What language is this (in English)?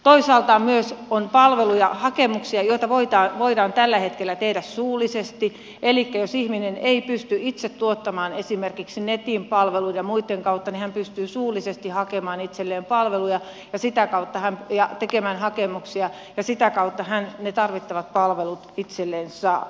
Finnish